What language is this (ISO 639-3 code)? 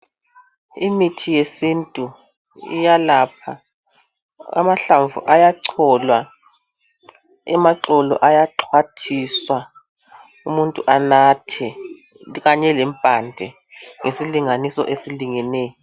nde